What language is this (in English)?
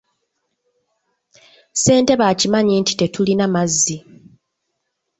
Ganda